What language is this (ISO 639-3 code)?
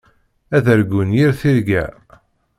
kab